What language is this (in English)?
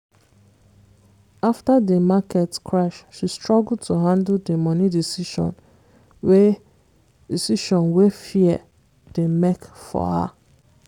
Nigerian Pidgin